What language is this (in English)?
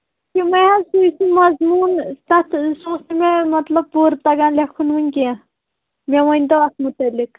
Kashmiri